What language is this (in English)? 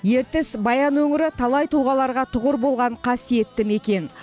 Kazakh